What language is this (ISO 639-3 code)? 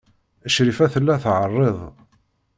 kab